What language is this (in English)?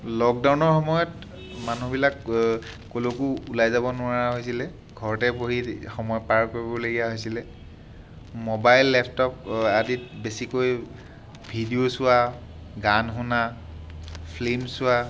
Assamese